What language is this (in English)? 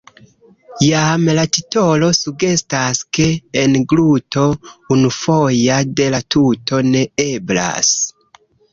Esperanto